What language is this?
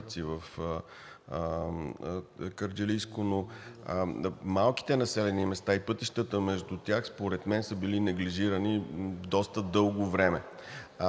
Bulgarian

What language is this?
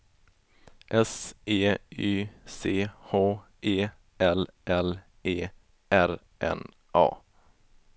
Swedish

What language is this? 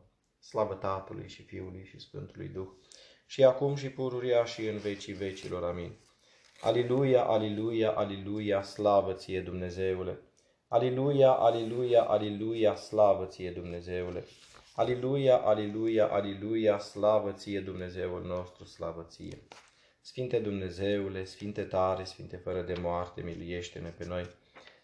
Romanian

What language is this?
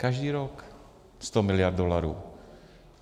Czech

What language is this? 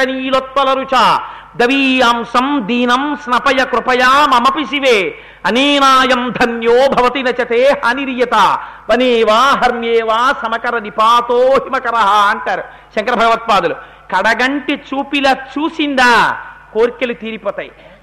Telugu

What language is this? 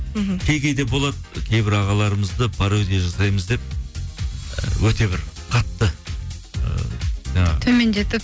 Kazakh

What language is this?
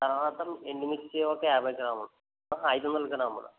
Telugu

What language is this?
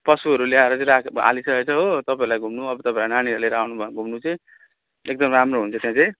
Nepali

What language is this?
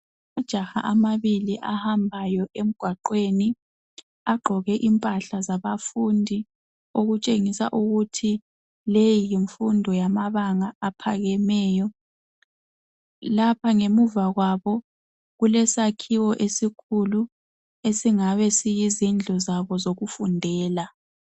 North Ndebele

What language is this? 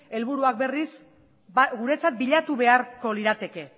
Basque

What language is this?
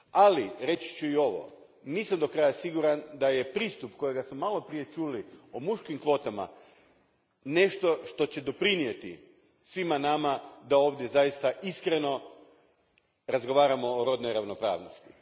Croatian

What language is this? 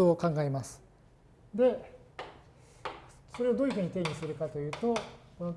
Japanese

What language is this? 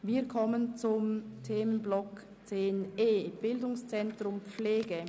Swiss German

